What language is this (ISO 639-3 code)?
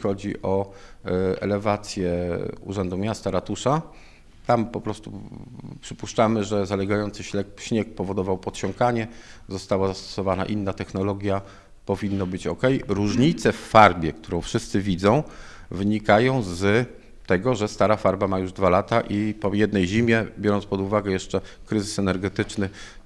pol